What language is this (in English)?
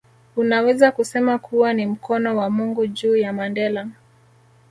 Swahili